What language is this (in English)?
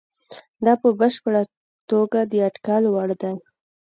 Pashto